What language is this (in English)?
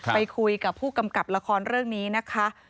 Thai